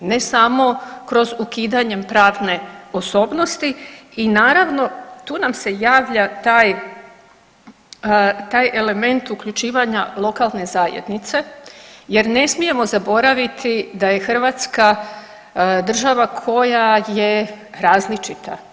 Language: Croatian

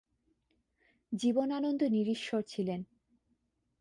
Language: Bangla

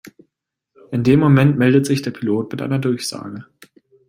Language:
German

